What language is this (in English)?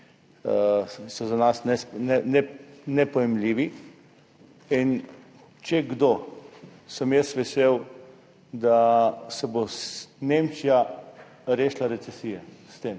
Slovenian